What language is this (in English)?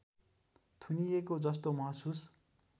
Nepali